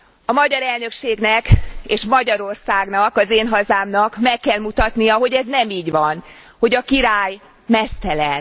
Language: Hungarian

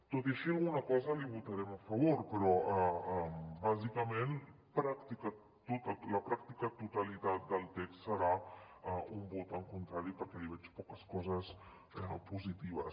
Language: Catalan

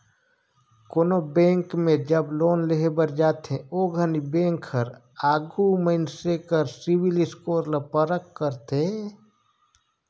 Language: Chhattisgarhi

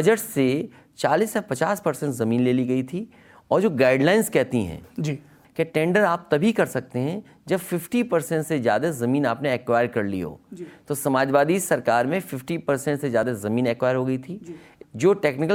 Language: Hindi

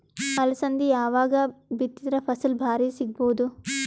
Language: Kannada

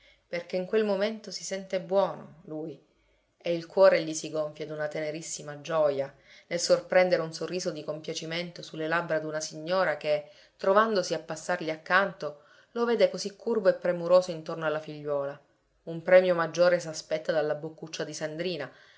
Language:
Italian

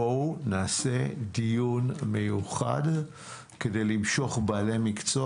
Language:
Hebrew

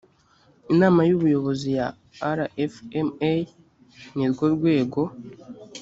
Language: Kinyarwanda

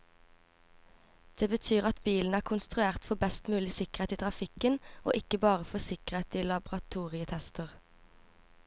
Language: Norwegian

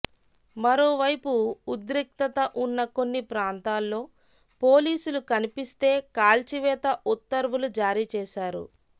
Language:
Telugu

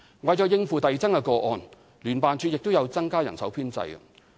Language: Cantonese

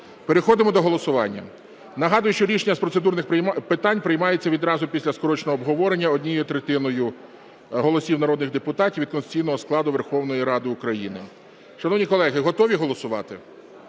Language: Ukrainian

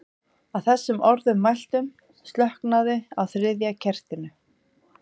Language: Icelandic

